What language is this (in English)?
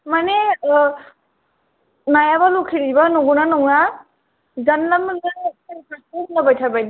Bodo